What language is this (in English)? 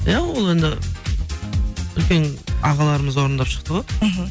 Kazakh